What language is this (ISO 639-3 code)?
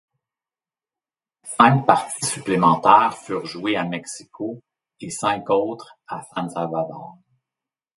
fra